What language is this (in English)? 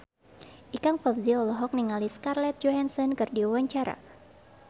Sundanese